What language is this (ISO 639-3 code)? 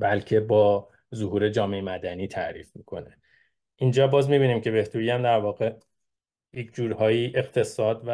fas